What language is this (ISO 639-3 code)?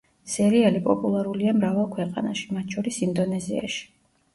kat